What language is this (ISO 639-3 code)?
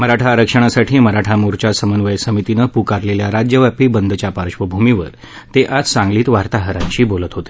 mar